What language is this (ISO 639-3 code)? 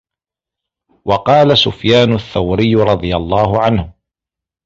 ara